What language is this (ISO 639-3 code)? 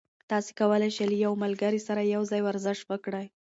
pus